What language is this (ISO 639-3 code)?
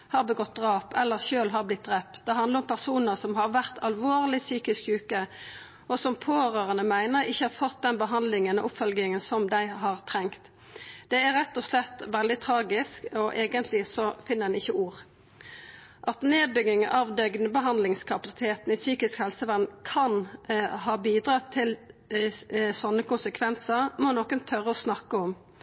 nno